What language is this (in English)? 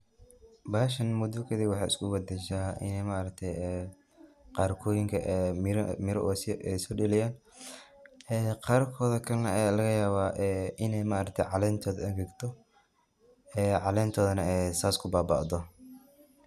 Somali